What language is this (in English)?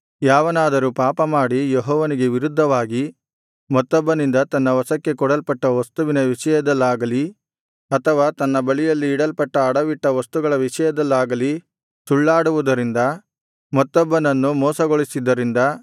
Kannada